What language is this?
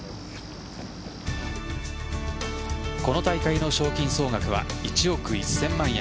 Japanese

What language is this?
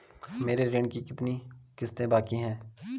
Hindi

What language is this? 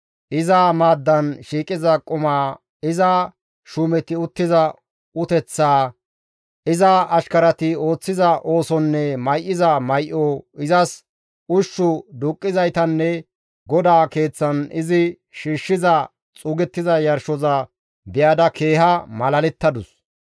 Gamo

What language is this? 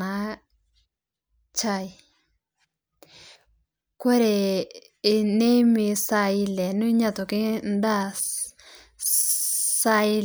Masai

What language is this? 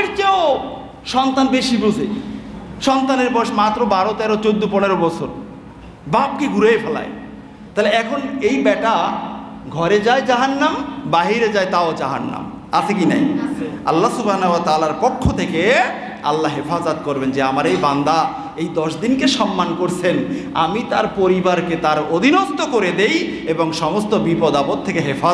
Bangla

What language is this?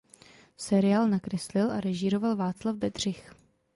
Czech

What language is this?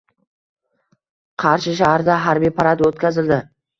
Uzbek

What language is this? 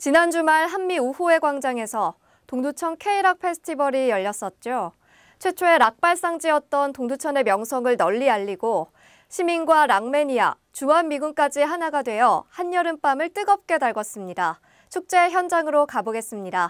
Korean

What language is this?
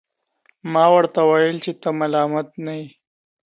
Pashto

